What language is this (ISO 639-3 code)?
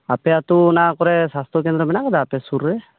sat